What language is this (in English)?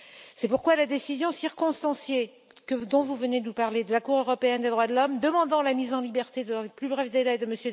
French